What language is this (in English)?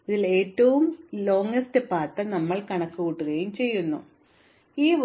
Malayalam